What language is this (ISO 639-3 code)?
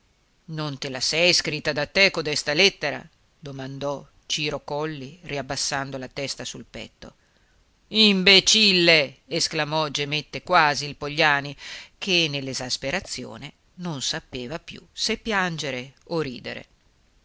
ita